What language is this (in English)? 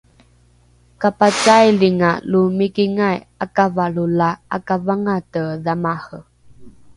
Rukai